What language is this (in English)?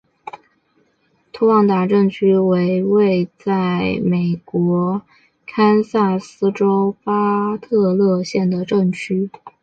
Chinese